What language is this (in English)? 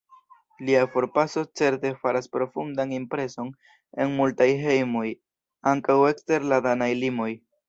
Esperanto